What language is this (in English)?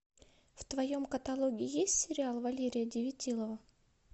Russian